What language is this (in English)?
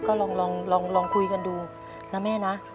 Thai